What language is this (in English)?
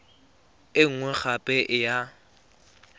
Tswana